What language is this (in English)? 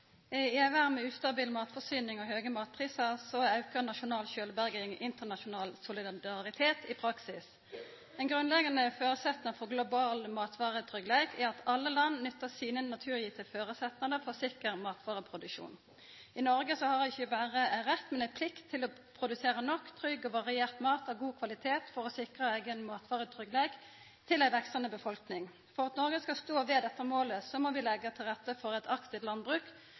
Norwegian Nynorsk